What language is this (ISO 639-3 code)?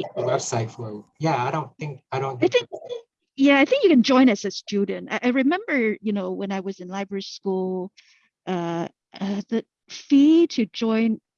eng